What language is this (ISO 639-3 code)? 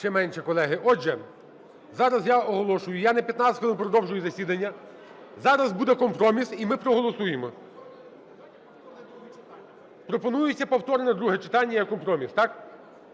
ukr